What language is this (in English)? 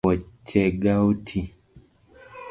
Luo (Kenya and Tanzania)